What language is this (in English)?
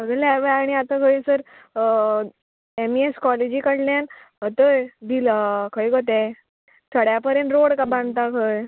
Konkani